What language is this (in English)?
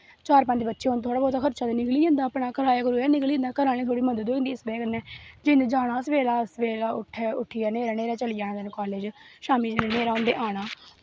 Dogri